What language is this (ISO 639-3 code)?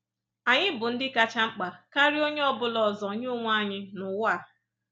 ibo